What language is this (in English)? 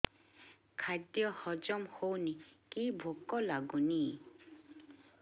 Odia